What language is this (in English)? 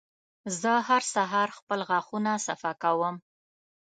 Pashto